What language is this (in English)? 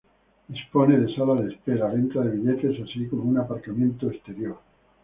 Spanish